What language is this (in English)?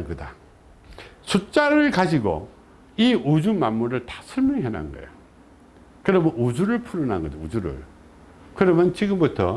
Korean